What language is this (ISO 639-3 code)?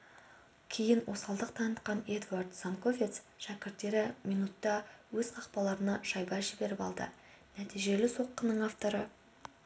kaz